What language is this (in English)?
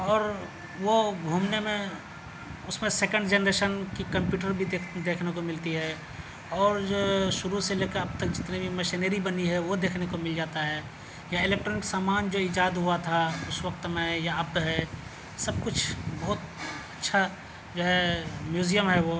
Urdu